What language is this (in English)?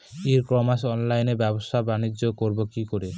Bangla